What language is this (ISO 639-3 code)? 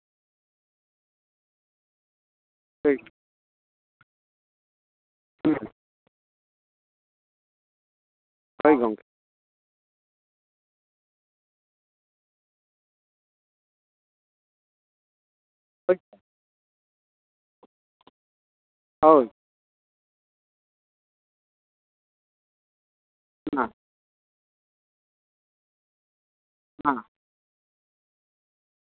sat